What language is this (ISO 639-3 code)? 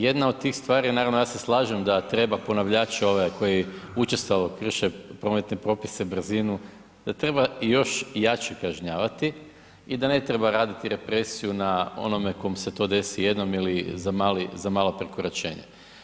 hrv